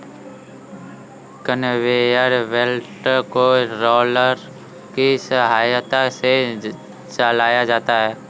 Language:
Hindi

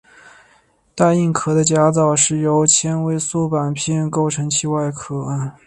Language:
Chinese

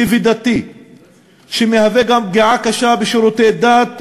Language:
Hebrew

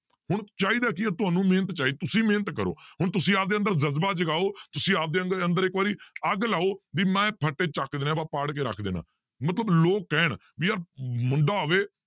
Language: Punjabi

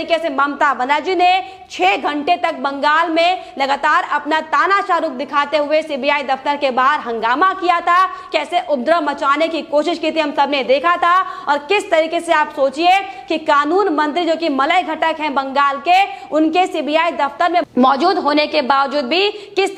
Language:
Hindi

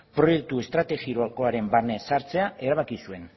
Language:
Basque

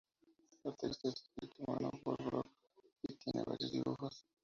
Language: Spanish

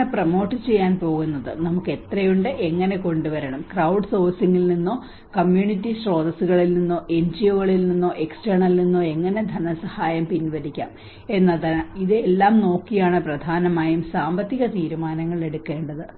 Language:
Malayalam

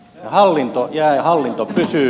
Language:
Finnish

